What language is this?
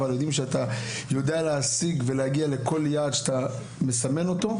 Hebrew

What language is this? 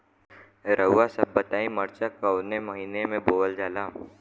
Bhojpuri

